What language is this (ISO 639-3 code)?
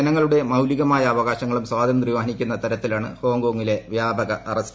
mal